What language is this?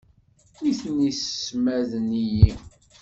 Kabyle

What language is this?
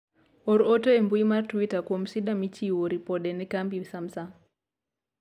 Luo (Kenya and Tanzania)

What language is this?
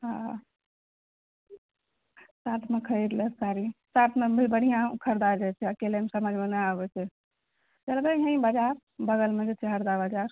Maithili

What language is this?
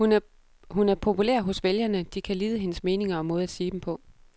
Danish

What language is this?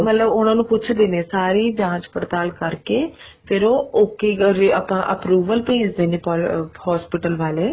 Punjabi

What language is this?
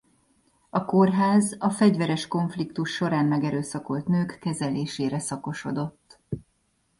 Hungarian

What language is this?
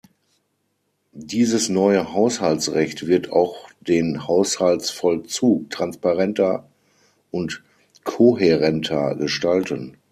German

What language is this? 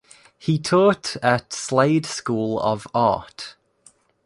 English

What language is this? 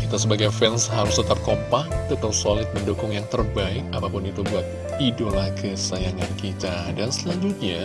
Indonesian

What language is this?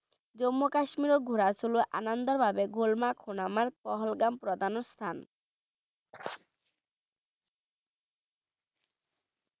Bangla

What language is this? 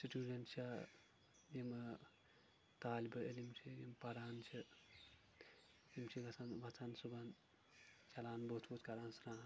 Kashmiri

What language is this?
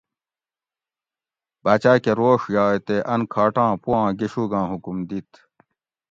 Gawri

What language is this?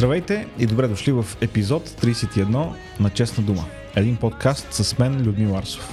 Bulgarian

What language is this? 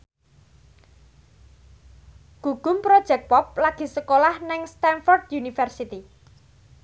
Javanese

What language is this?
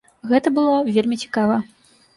Belarusian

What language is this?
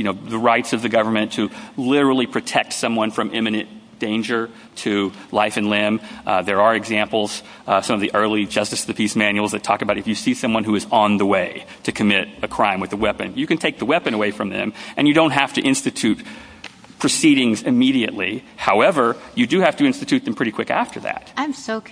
English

